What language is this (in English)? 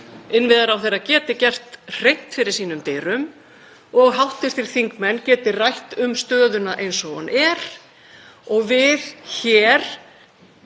Icelandic